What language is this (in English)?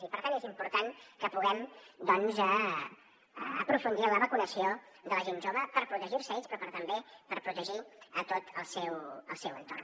Catalan